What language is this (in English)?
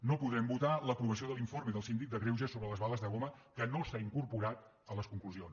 Catalan